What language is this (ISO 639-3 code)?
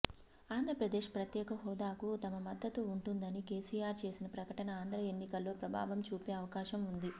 tel